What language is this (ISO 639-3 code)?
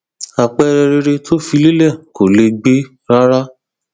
yor